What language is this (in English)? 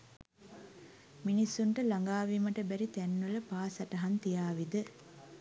Sinhala